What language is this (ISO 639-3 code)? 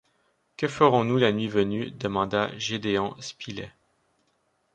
fra